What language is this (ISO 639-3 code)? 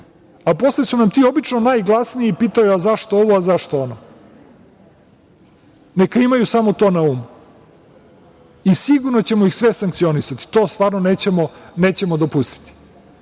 srp